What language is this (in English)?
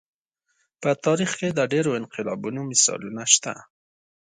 Pashto